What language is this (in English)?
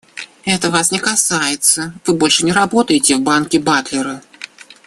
Russian